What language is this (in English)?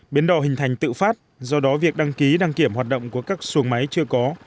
Vietnamese